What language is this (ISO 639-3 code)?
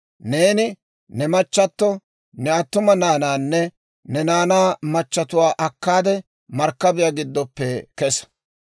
dwr